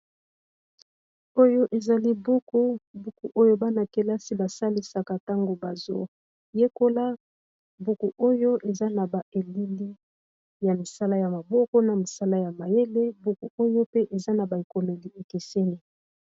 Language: Lingala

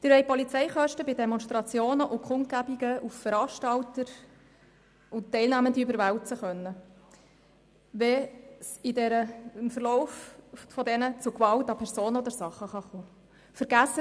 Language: Swiss German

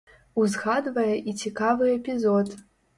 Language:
Belarusian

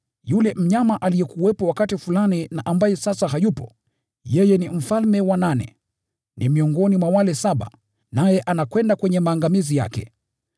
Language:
Swahili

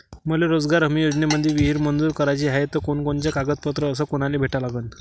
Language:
Marathi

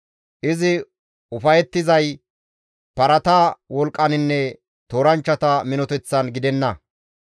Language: Gamo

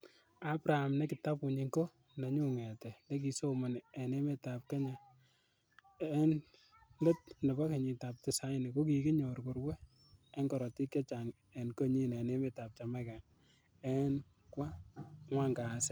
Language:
Kalenjin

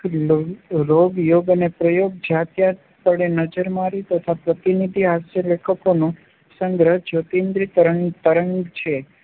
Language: Gujarati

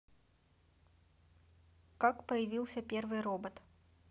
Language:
Russian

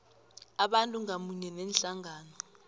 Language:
South Ndebele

